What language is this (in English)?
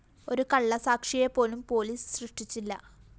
Malayalam